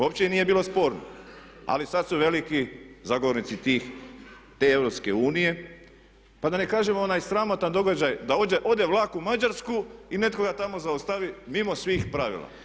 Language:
Croatian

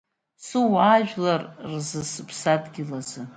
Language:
Abkhazian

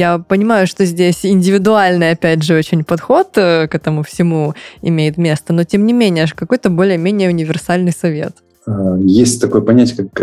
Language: Russian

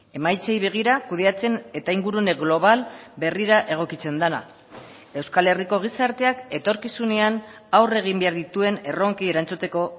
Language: Basque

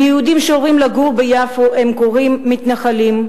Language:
Hebrew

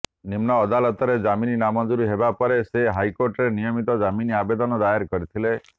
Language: Odia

